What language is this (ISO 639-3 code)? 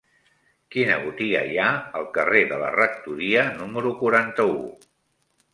cat